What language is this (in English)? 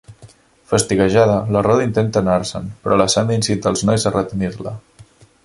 Catalan